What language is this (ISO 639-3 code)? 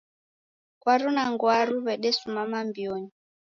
dav